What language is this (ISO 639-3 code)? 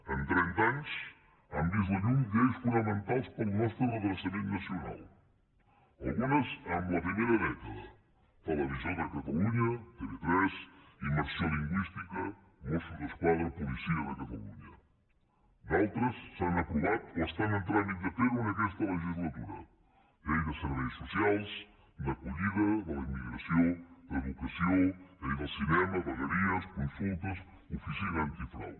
cat